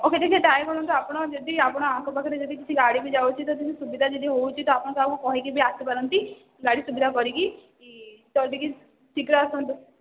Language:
Odia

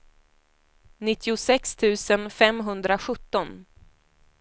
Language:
Swedish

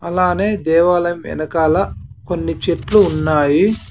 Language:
Telugu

